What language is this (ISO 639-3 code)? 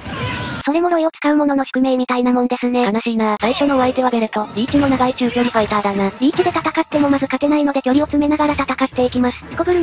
jpn